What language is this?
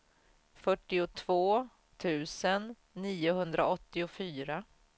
Swedish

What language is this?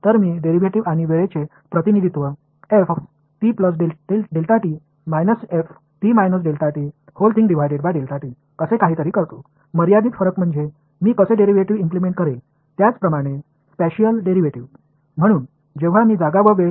Tamil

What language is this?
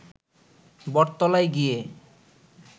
Bangla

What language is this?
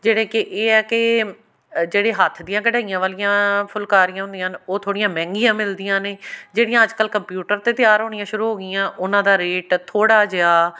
Punjabi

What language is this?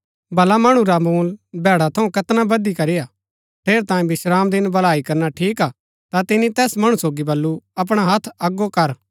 Gaddi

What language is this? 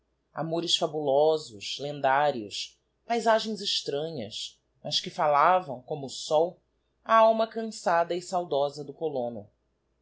Portuguese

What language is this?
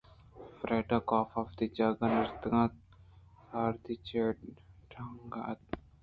Eastern Balochi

